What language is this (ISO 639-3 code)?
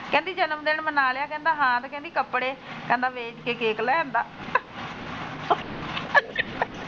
pan